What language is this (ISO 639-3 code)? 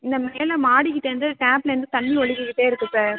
tam